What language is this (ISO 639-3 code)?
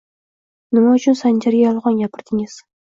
uzb